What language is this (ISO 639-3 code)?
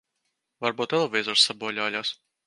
lav